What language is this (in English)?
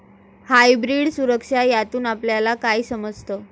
Marathi